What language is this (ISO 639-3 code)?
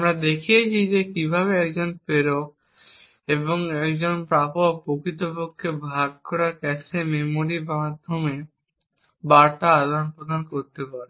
ben